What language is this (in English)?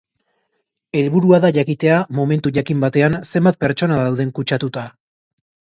Basque